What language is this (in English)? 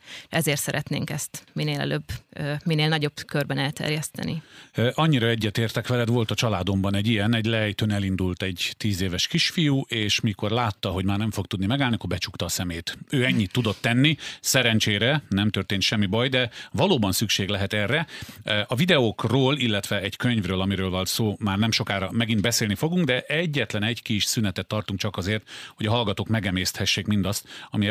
Hungarian